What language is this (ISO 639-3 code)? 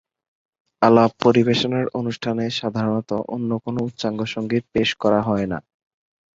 ben